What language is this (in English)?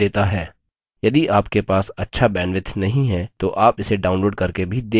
Hindi